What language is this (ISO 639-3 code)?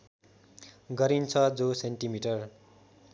nep